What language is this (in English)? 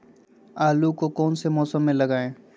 Magahi